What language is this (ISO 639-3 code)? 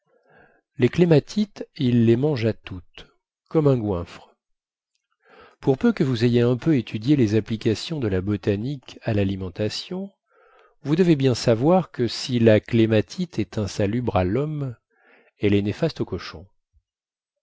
fra